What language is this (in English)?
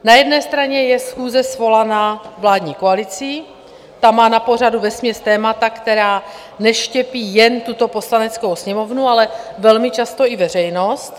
Czech